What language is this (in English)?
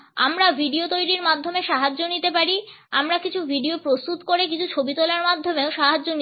Bangla